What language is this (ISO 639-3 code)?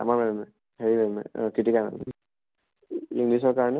asm